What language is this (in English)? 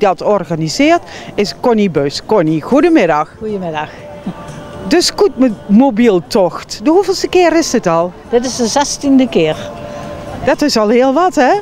Dutch